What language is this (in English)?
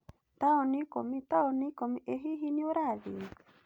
Kikuyu